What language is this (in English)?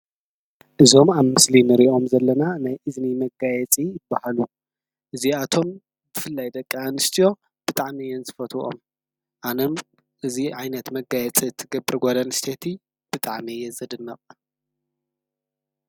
Tigrinya